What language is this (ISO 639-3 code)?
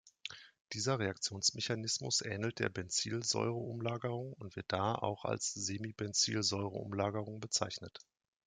deu